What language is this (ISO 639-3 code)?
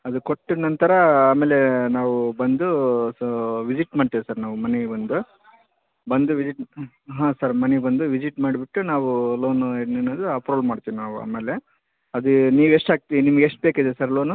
kan